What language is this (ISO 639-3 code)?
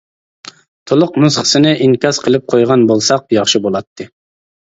uig